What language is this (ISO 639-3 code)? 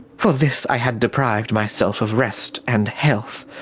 eng